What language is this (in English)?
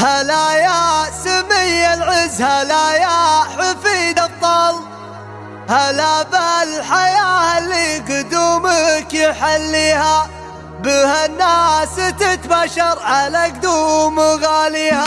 Arabic